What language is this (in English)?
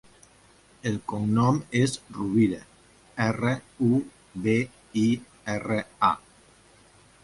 Catalan